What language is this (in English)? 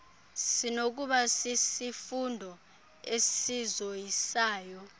Xhosa